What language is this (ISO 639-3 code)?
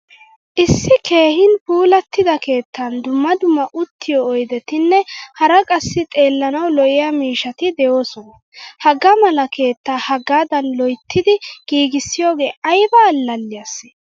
wal